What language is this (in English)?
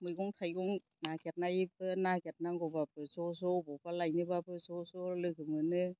Bodo